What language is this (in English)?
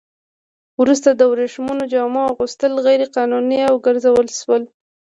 Pashto